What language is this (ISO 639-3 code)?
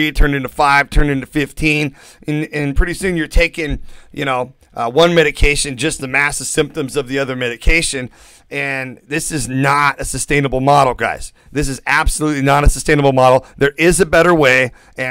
eng